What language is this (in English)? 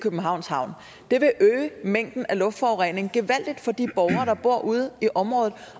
Danish